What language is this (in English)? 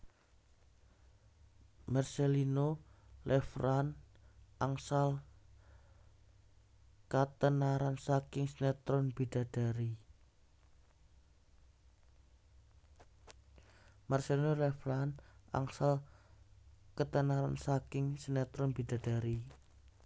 Javanese